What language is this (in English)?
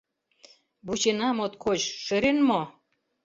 Mari